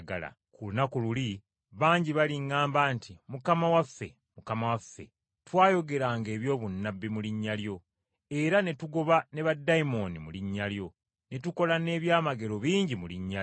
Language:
Ganda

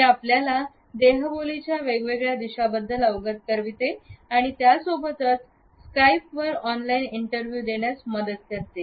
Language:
Marathi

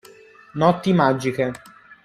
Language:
Italian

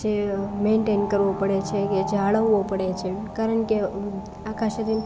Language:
Gujarati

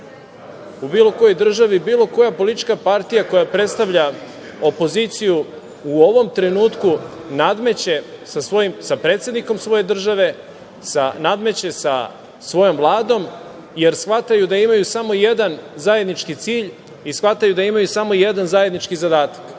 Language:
Serbian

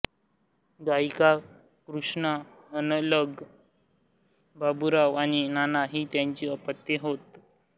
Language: Marathi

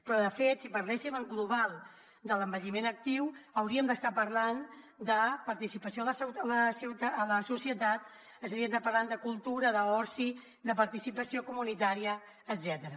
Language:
Catalan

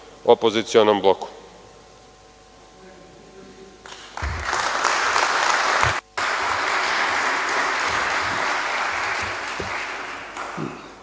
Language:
Serbian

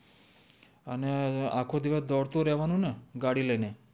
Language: Gujarati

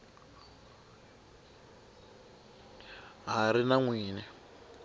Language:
Tsonga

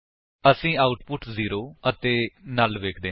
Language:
Punjabi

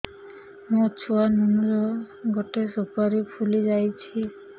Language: Odia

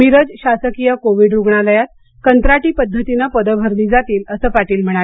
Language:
Marathi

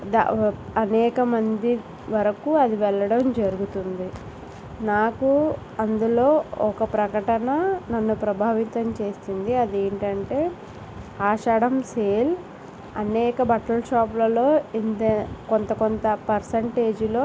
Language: Telugu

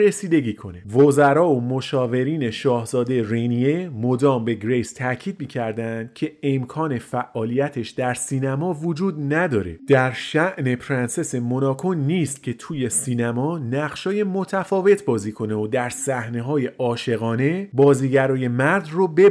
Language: Persian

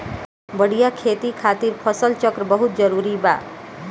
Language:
Bhojpuri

